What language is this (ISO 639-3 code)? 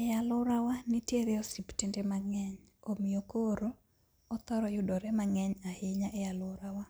luo